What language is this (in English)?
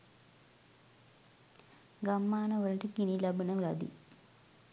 Sinhala